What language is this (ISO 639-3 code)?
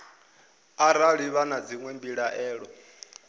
ven